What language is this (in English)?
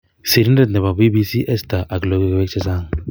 Kalenjin